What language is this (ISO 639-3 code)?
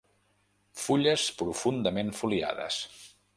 cat